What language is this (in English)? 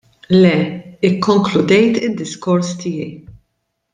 Maltese